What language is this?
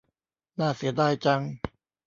Thai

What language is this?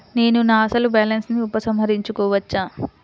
Telugu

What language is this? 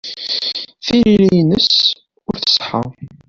Kabyle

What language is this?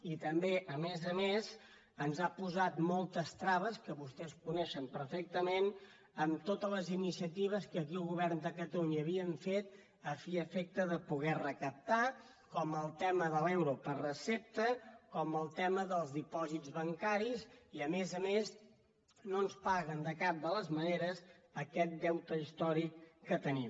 Catalan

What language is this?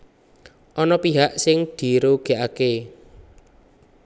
Javanese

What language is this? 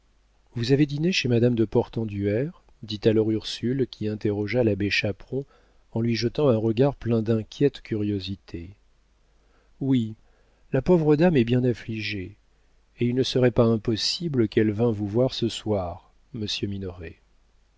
French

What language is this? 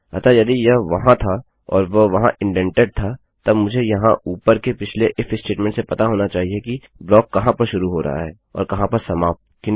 Hindi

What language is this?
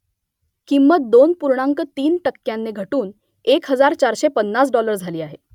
Marathi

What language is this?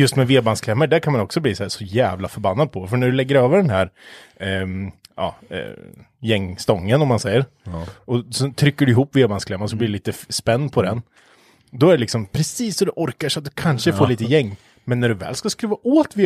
Swedish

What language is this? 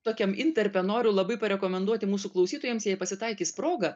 Lithuanian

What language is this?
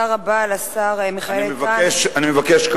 Hebrew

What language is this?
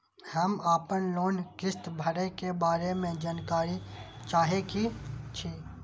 Maithili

